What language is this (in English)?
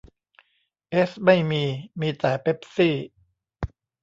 Thai